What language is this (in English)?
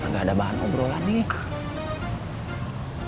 Indonesian